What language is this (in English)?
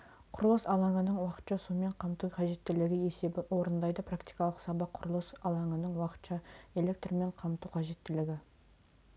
Kazakh